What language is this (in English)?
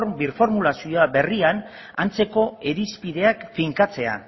Basque